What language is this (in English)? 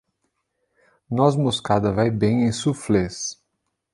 Portuguese